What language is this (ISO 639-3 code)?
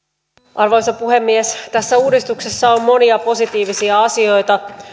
fin